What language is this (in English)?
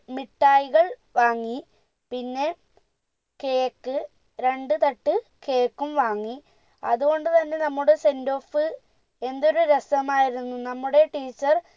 Malayalam